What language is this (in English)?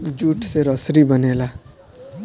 Bhojpuri